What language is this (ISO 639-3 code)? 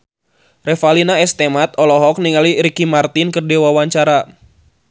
sun